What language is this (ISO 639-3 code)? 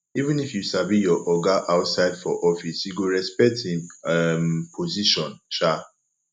pcm